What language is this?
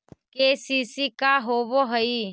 Magahi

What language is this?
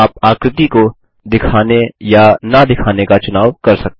Hindi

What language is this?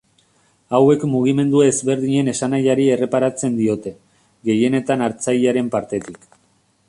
Basque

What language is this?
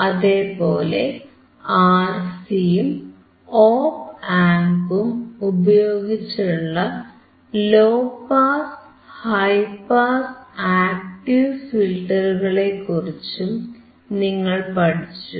Malayalam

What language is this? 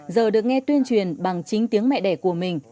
Vietnamese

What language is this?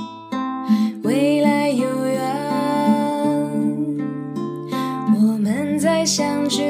Chinese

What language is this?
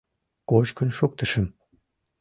Mari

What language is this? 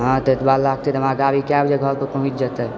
Maithili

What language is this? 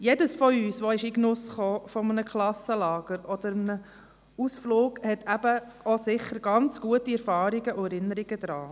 Swiss German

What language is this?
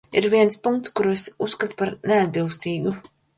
Latvian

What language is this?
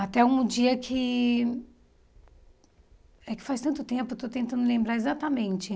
Portuguese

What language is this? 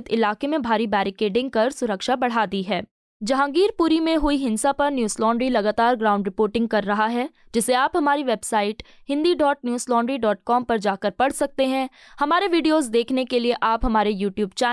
Hindi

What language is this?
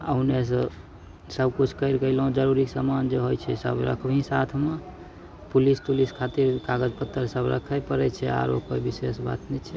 Maithili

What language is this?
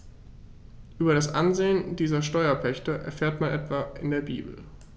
German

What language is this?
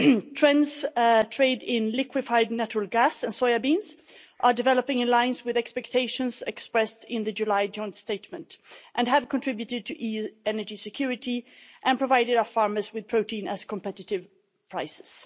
English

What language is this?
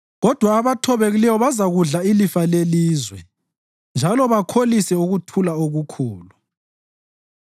North Ndebele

